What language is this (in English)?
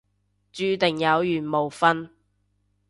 Cantonese